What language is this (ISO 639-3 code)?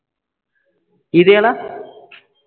pan